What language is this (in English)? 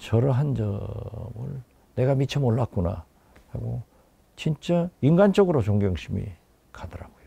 Korean